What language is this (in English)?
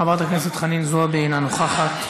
Hebrew